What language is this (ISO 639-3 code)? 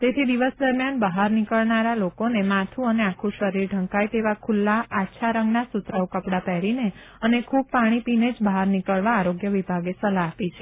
guj